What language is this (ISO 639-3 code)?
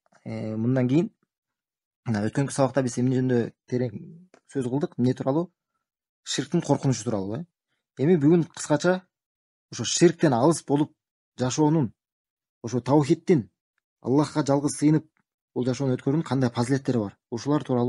tur